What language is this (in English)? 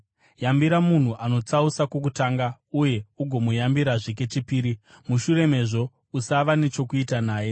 Shona